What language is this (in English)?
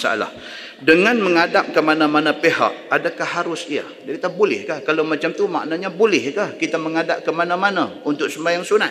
Malay